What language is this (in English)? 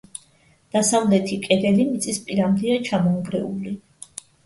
Georgian